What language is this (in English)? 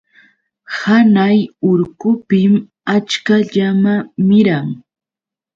Yauyos Quechua